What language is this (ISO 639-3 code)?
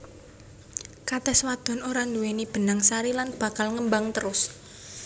jav